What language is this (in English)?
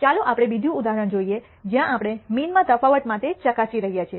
Gujarati